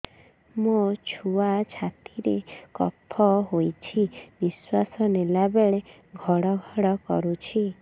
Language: Odia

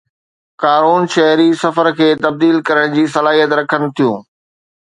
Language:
Sindhi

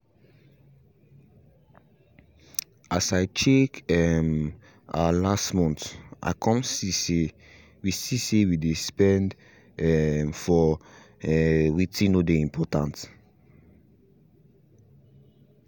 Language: Nigerian Pidgin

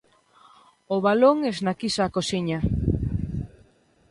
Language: Galician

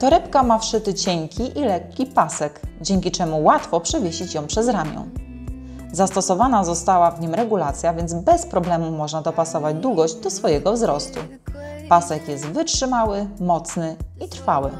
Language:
Polish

